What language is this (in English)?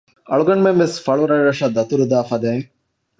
Divehi